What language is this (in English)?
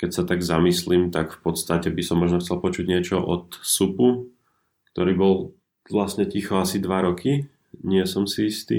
Slovak